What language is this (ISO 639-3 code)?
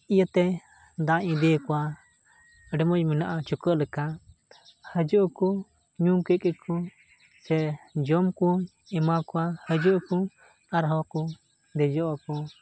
sat